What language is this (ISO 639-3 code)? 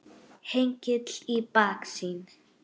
isl